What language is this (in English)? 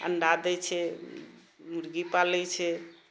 Maithili